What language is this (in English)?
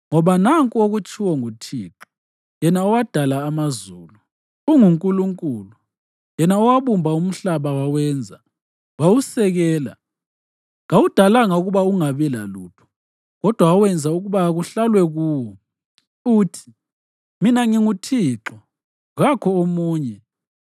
North Ndebele